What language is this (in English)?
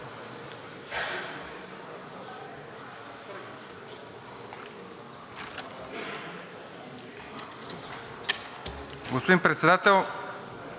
Bulgarian